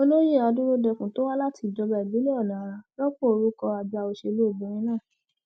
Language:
Yoruba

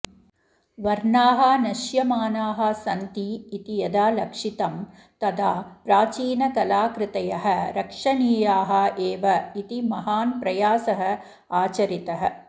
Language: Sanskrit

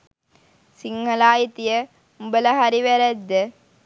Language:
Sinhala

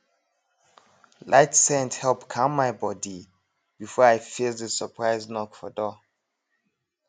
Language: Nigerian Pidgin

